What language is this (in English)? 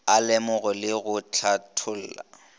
Northern Sotho